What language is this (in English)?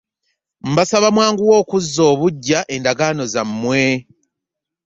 Ganda